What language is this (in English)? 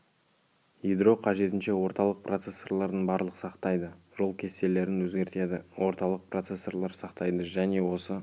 Kazakh